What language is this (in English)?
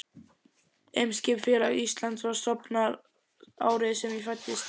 Icelandic